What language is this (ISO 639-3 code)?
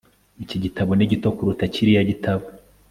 kin